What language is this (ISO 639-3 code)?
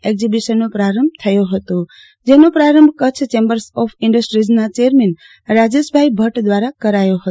guj